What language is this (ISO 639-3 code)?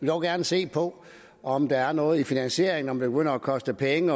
dan